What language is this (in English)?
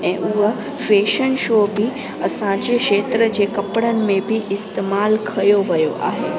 Sindhi